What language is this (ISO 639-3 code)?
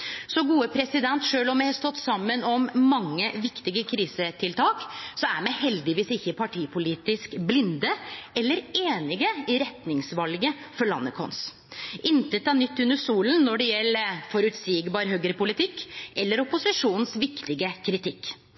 nno